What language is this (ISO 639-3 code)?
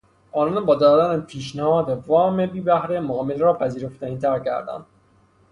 fas